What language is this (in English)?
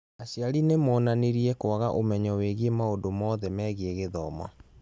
Kikuyu